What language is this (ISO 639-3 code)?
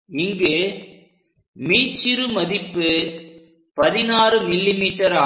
tam